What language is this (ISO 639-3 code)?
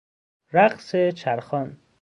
fas